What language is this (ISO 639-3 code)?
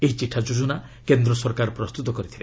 ori